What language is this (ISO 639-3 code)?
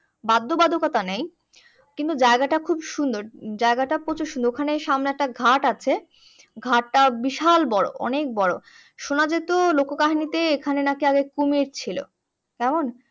ben